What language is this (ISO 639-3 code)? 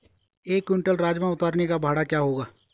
hin